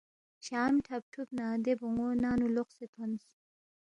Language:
Balti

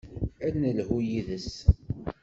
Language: Kabyle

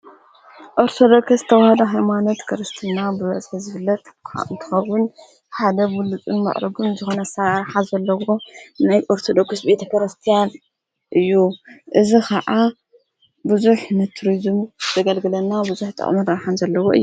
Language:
Tigrinya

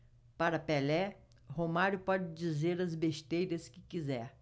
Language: Portuguese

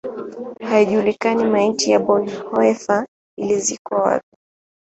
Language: Swahili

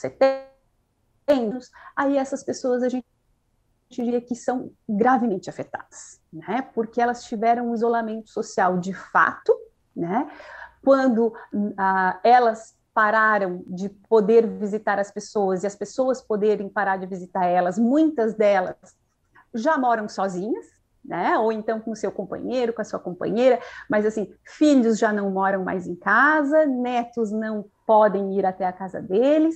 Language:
Portuguese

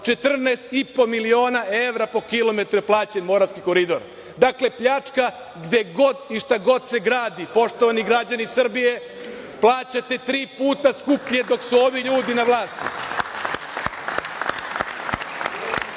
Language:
Serbian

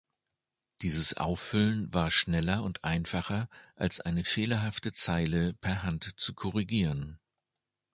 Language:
German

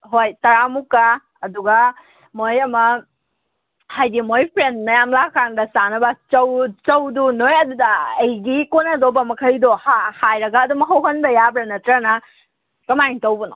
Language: Manipuri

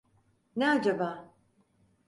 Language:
Turkish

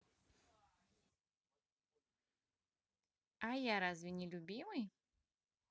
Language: Russian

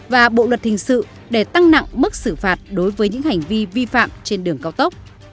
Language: Vietnamese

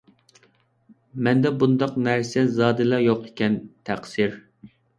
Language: Uyghur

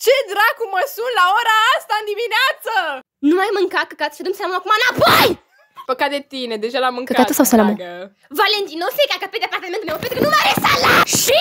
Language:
Romanian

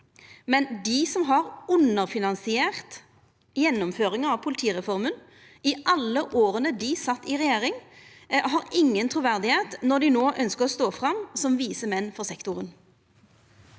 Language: Norwegian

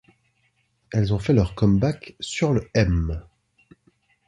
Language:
French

